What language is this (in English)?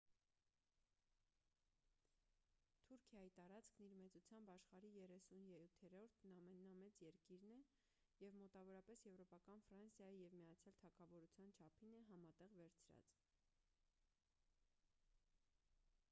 Armenian